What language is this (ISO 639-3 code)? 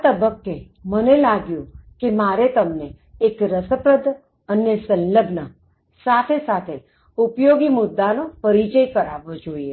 guj